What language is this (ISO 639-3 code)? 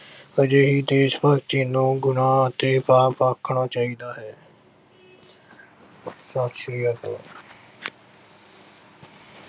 pan